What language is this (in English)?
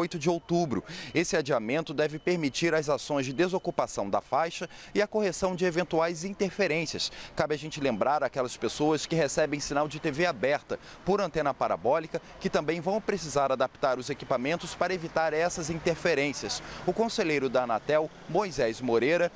Portuguese